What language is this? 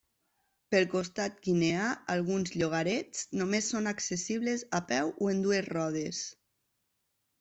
Catalan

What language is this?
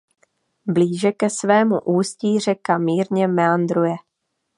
Czech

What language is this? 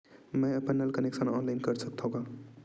Chhattisgarhi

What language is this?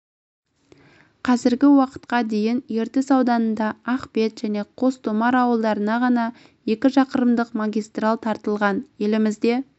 Kazakh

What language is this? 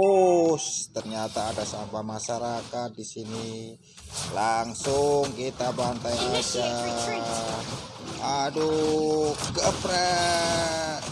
Indonesian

